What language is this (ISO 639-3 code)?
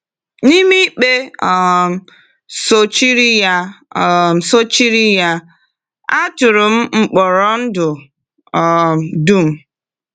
ibo